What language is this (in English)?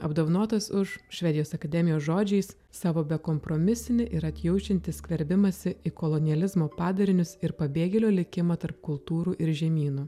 Lithuanian